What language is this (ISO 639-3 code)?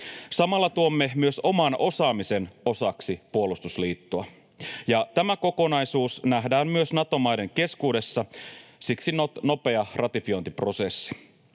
fin